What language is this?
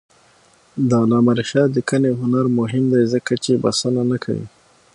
Pashto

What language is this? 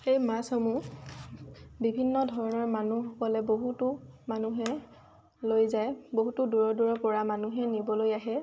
Assamese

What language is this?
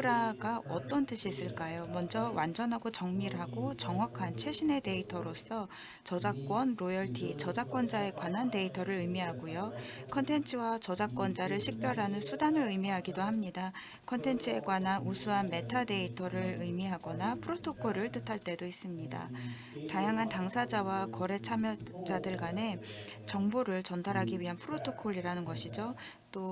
Korean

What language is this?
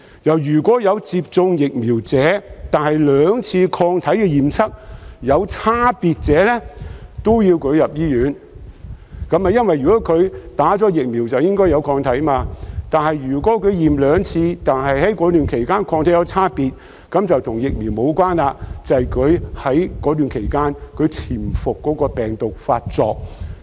Cantonese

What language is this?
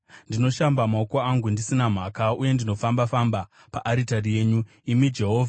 Shona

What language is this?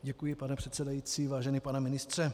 Czech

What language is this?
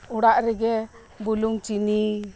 Santali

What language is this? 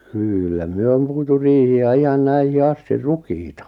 Finnish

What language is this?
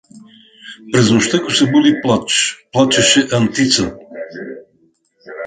Bulgarian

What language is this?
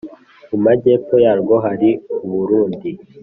Kinyarwanda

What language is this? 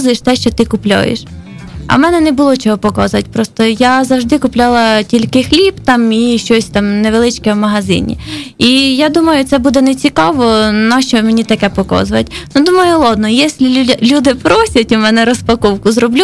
Ukrainian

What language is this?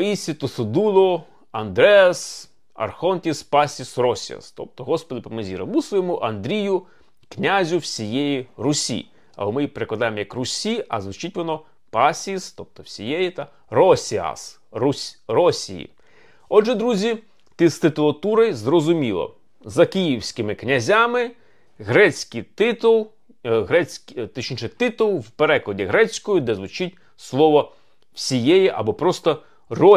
Ukrainian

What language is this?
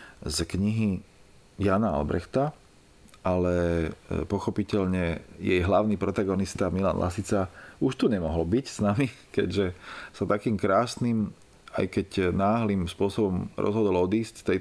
Slovak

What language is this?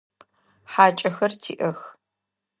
Adyghe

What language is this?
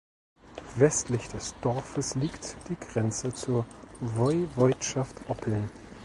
German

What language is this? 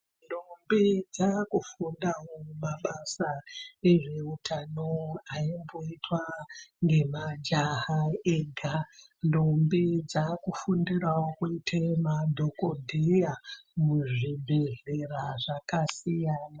Ndau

